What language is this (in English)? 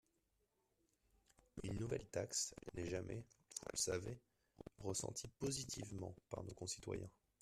French